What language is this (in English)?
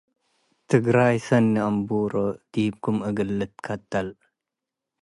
Tigre